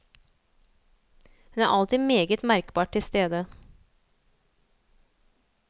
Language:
Norwegian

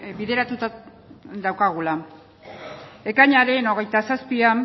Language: Basque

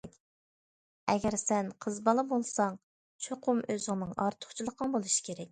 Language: Uyghur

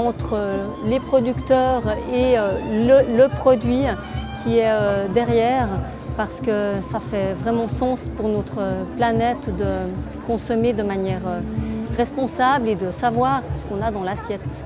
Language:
French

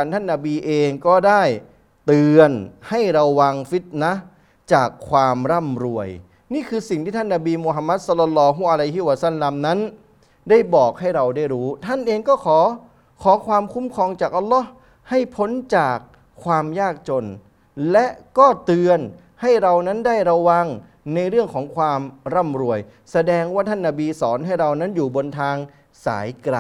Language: Thai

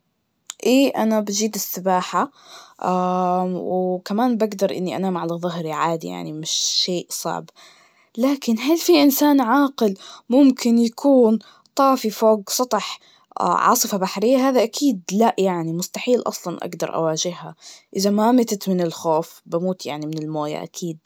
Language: Najdi Arabic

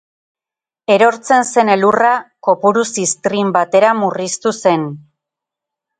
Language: Basque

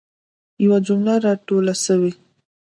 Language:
Pashto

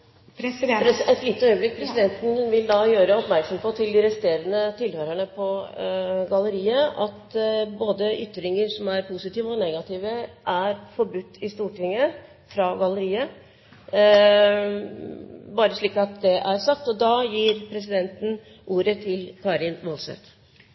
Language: Norwegian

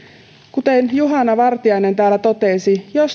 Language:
Finnish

